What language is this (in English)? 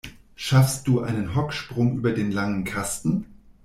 German